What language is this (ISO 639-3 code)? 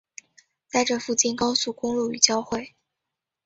zho